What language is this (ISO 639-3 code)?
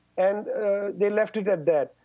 eng